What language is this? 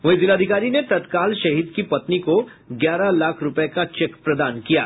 Hindi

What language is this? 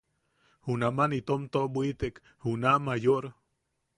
Yaqui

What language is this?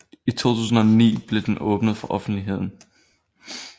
Danish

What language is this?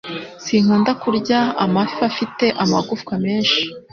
Kinyarwanda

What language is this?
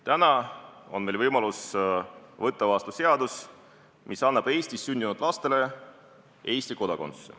Estonian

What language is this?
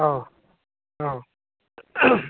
Manipuri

